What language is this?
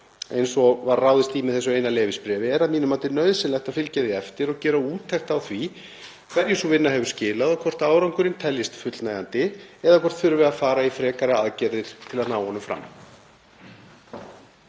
Icelandic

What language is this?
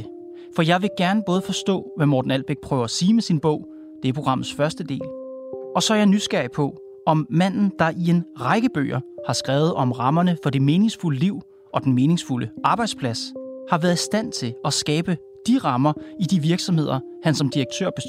Danish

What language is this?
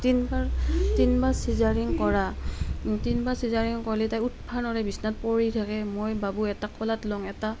Assamese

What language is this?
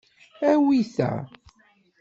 Kabyle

